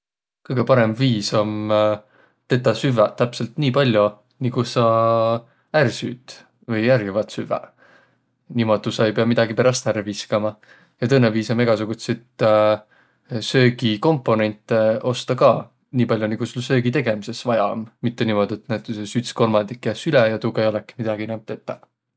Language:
Võro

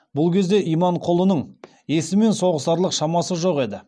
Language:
Kazakh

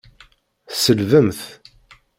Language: Kabyle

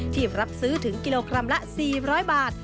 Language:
Thai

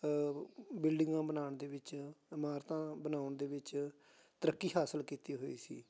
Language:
Punjabi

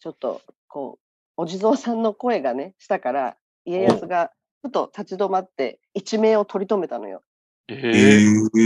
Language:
Japanese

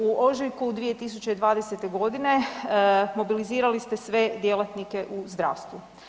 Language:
Croatian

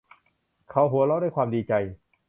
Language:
Thai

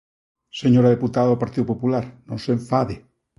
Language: Galician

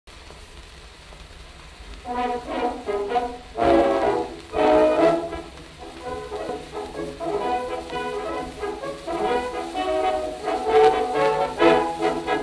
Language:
English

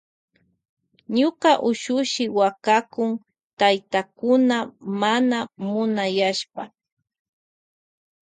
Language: Loja Highland Quichua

